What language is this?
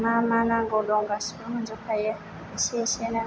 Bodo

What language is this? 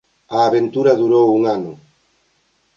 Galician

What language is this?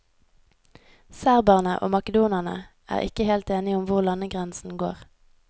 Norwegian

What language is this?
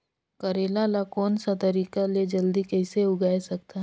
Chhattisgarhi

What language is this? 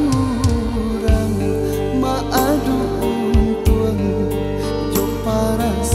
Indonesian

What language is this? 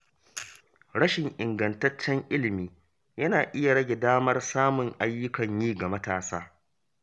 Hausa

